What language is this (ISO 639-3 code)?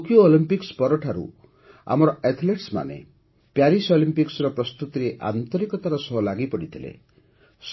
ori